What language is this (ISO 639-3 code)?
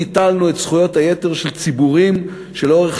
heb